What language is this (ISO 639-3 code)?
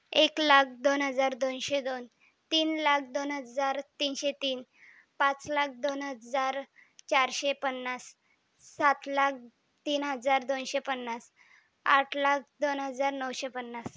mar